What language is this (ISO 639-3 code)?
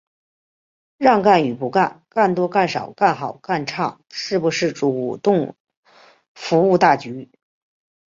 zho